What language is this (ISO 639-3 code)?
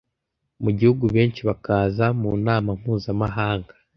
kin